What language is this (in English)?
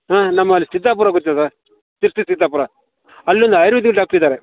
Kannada